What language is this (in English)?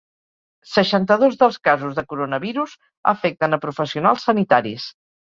Catalan